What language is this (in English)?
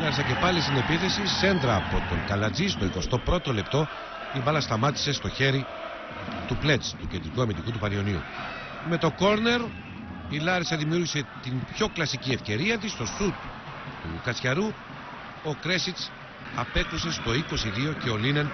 Greek